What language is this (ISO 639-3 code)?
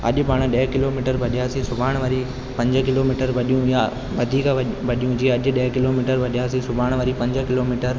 snd